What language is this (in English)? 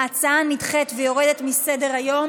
Hebrew